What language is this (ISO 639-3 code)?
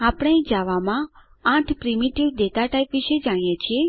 guj